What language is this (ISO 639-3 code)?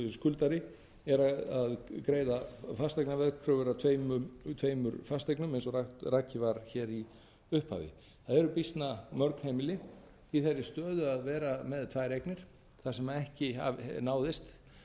isl